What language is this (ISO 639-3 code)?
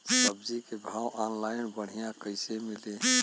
bho